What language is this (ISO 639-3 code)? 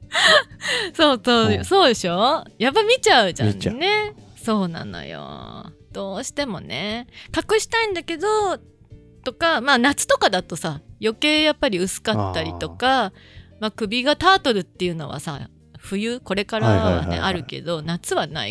jpn